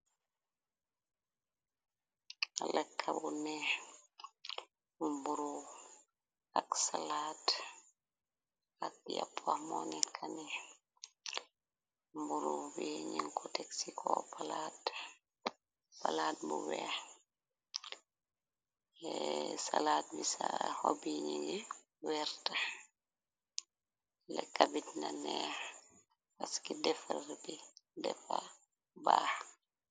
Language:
Wolof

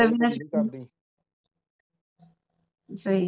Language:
Punjabi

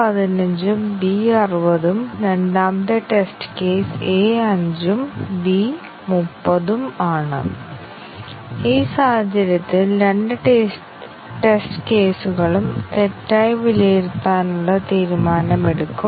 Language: Malayalam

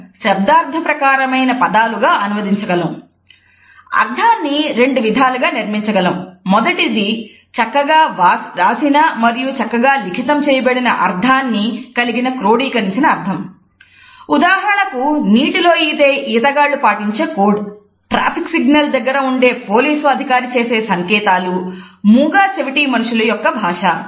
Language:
Telugu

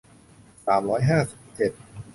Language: Thai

